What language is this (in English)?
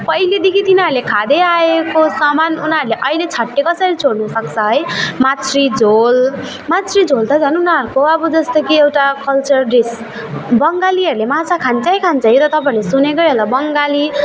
Nepali